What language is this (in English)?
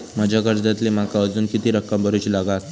Marathi